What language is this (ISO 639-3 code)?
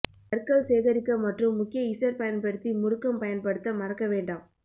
tam